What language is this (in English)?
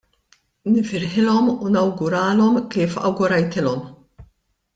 Maltese